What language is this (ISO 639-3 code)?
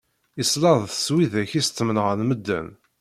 kab